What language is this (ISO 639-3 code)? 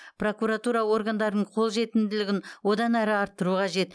kaz